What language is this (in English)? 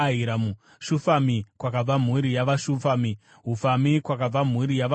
Shona